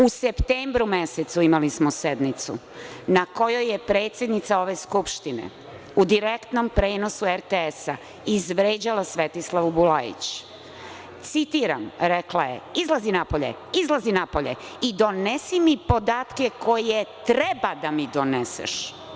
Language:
Serbian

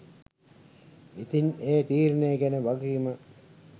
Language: Sinhala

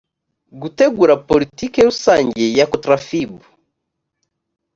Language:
Kinyarwanda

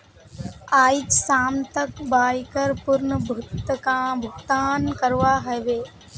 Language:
Magahi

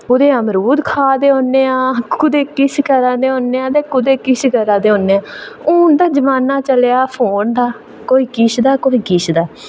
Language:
Dogri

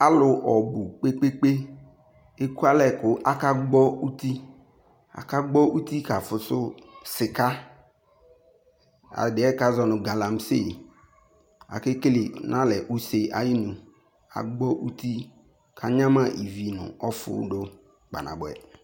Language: Ikposo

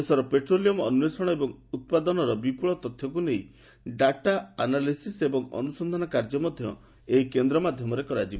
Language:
Odia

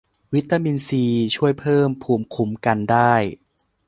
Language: Thai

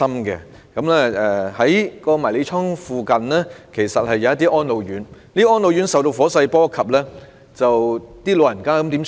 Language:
Cantonese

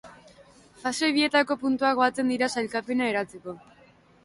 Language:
Basque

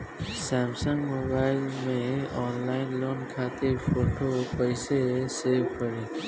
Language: Bhojpuri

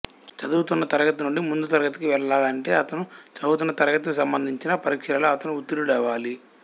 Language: Telugu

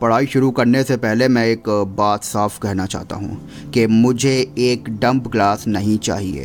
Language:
Hindi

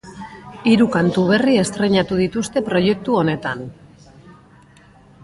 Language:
Basque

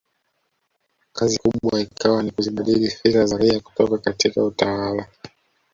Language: Swahili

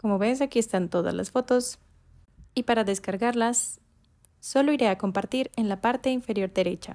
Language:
Spanish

